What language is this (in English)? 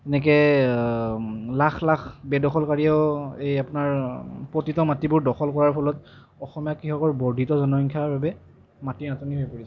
Assamese